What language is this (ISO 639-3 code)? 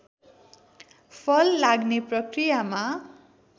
nep